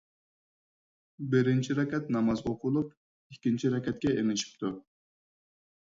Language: Uyghur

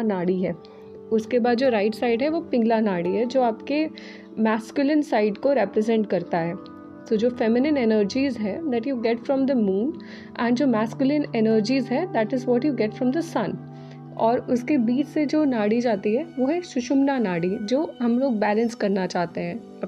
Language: Hindi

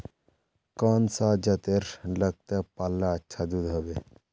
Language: Magahi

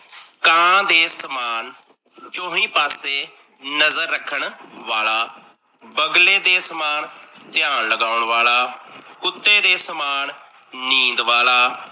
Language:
Punjabi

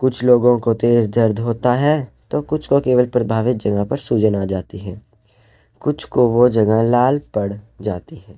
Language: Hindi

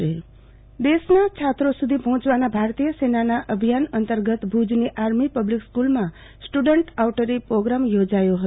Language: Gujarati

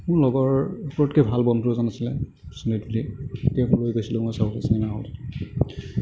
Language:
Assamese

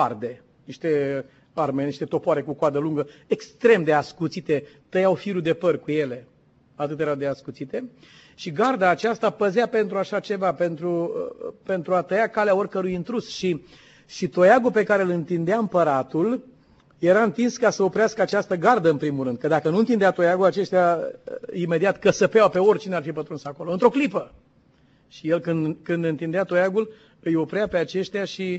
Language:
Romanian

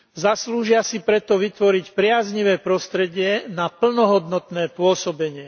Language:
Slovak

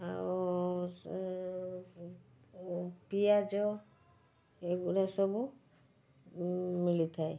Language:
Odia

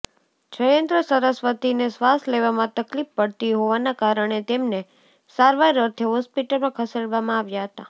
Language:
Gujarati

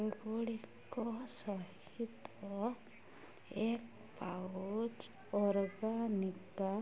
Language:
Odia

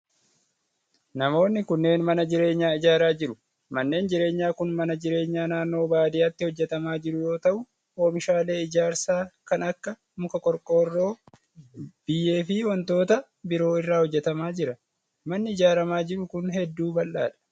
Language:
Oromo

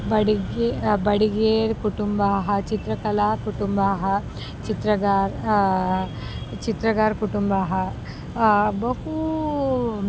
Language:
Sanskrit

